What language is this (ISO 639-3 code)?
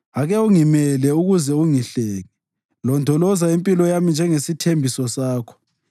nde